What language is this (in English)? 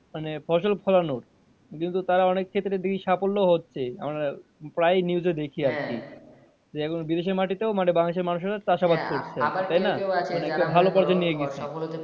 Bangla